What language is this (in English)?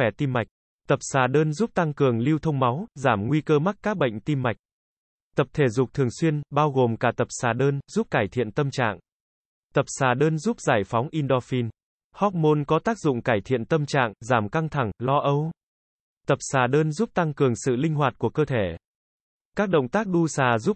Vietnamese